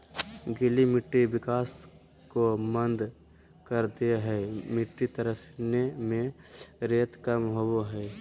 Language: Magahi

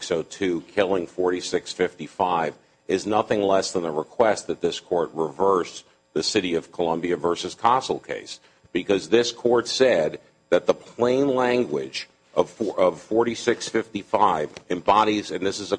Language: English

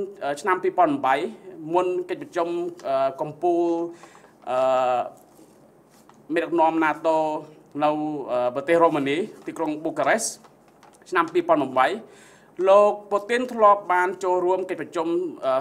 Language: Vietnamese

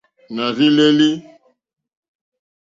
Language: Mokpwe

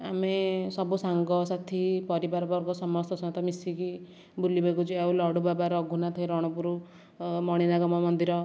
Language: Odia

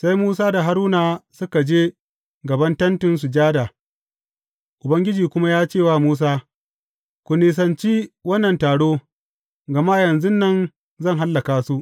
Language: Hausa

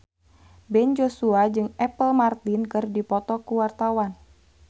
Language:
Sundanese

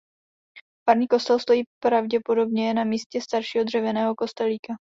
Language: Czech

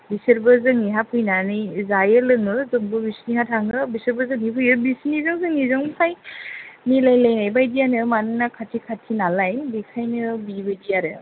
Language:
Bodo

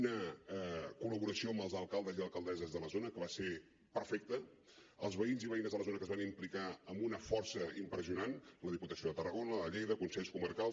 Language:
Catalan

